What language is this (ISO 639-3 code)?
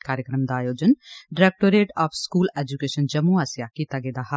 doi